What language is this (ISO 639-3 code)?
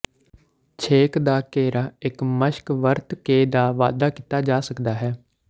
pan